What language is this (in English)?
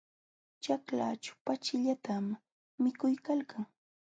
Jauja Wanca Quechua